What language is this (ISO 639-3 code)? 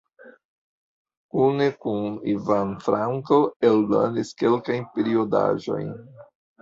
epo